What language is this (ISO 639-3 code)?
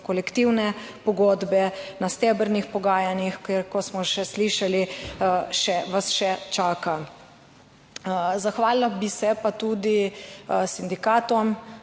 slv